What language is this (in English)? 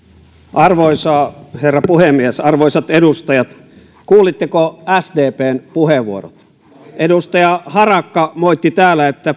Finnish